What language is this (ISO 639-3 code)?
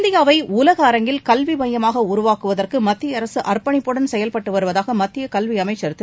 tam